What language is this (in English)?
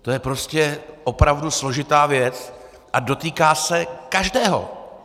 Czech